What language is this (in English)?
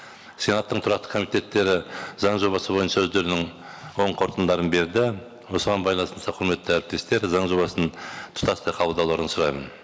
Kazakh